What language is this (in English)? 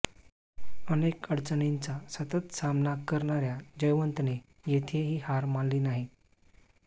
Marathi